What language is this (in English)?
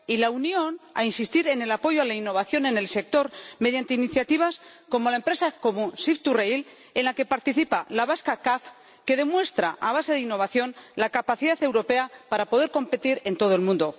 Spanish